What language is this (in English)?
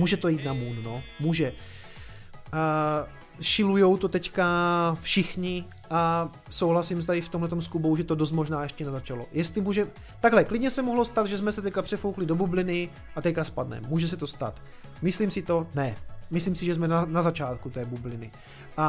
Czech